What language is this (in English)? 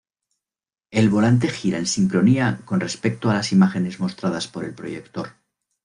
Spanish